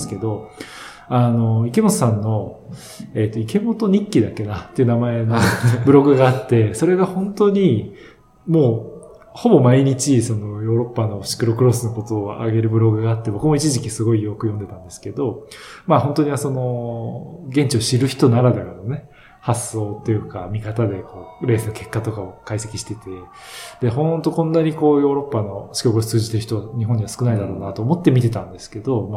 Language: Japanese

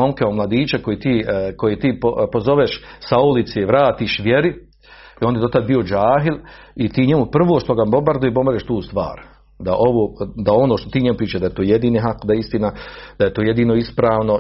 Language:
Croatian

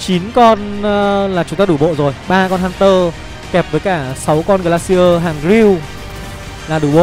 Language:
Vietnamese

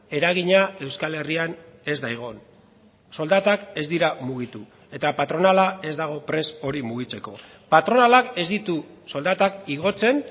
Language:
Basque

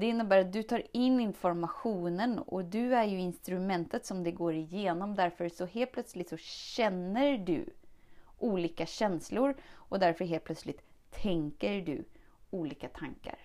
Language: Swedish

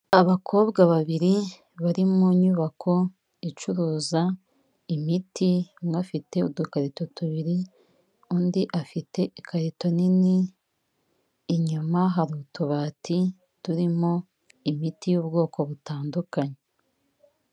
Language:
Kinyarwanda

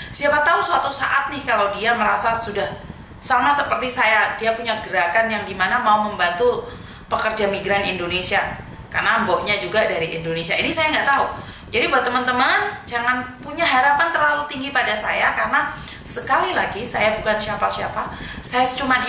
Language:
Indonesian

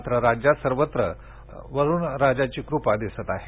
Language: Marathi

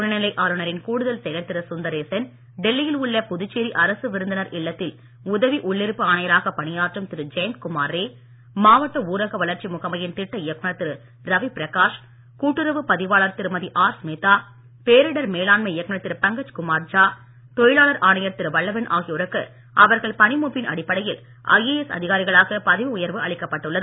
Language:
Tamil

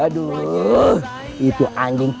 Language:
Indonesian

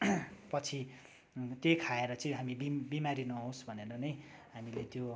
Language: Nepali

